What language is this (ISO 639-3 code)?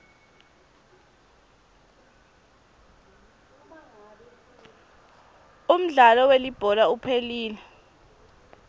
ssw